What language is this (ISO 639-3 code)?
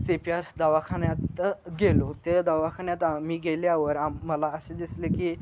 mar